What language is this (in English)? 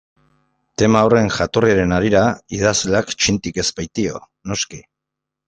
Basque